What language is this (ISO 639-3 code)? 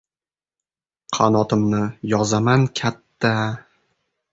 uzb